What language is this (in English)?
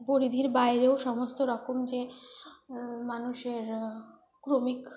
Bangla